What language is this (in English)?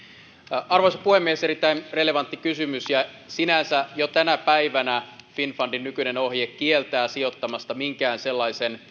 Finnish